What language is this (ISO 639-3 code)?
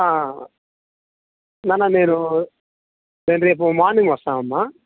tel